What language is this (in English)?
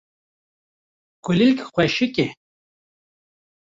Kurdish